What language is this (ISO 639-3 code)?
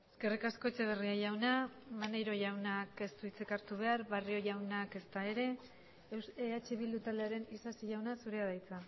eus